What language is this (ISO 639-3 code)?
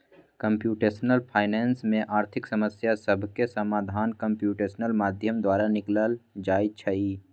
mag